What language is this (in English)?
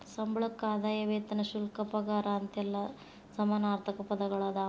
Kannada